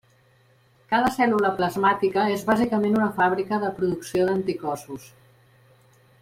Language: Catalan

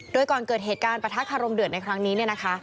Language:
Thai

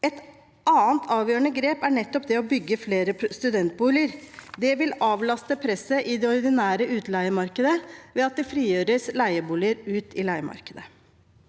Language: Norwegian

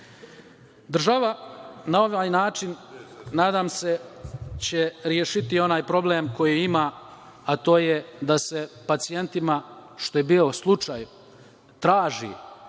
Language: Serbian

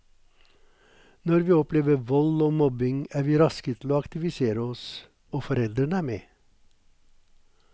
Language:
Norwegian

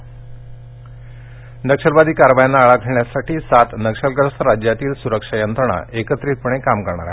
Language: Marathi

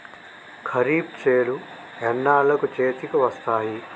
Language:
Telugu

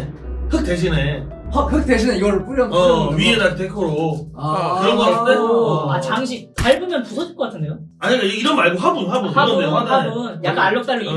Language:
Korean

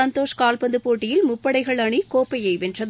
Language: Tamil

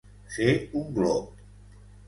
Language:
Catalan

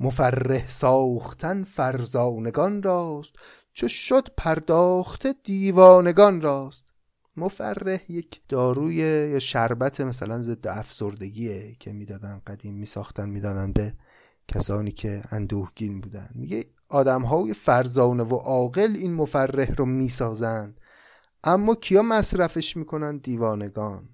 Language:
Persian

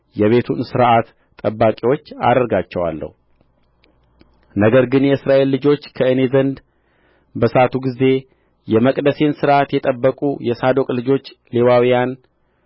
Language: Amharic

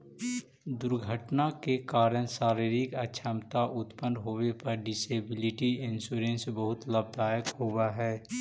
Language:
Magahi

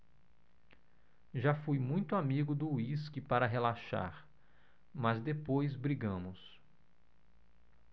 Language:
Portuguese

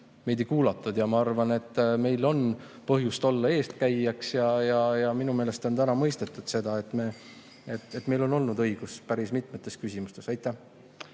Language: Estonian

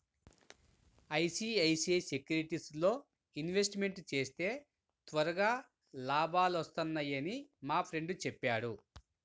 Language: Telugu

